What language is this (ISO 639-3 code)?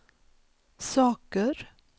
swe